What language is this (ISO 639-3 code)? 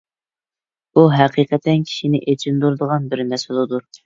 uig